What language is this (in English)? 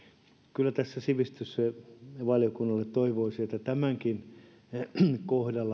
Finnish